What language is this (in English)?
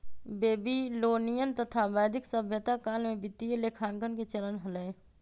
Magahi